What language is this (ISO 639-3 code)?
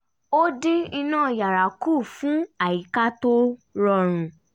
yor